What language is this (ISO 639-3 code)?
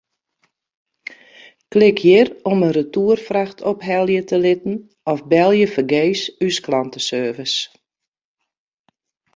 fry